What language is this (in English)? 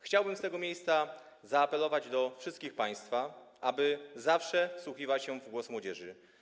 Polish